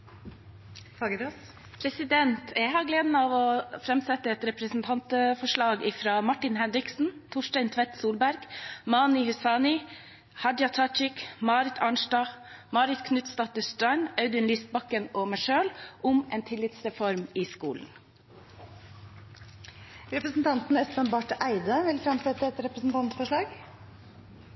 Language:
Norwegian Nynorsk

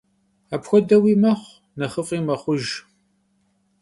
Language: Kabardian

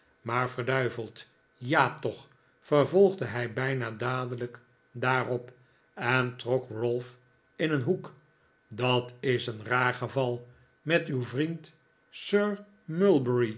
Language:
Dutch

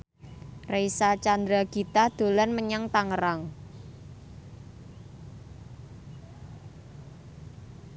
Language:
Javanese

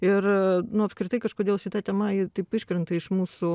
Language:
Lithuanian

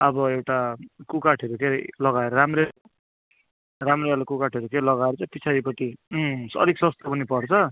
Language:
Nepali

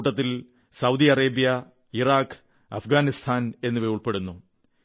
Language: Malayalam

